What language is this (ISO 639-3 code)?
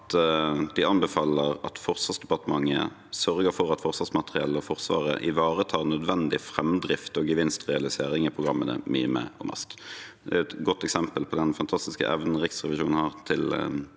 nor